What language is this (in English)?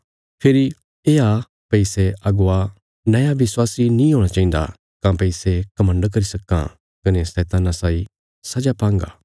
Bilaspuri